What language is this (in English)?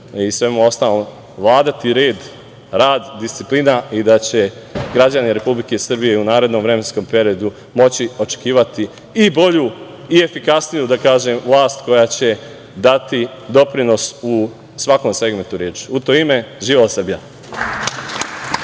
Serbian